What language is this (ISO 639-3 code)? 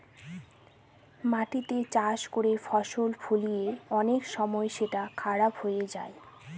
ben